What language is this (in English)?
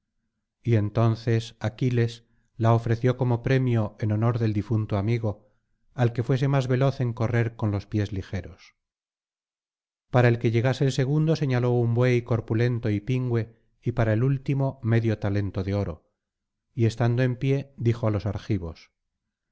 Spanish